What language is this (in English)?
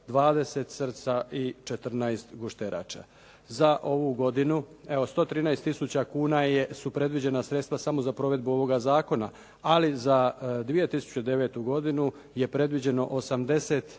Croatian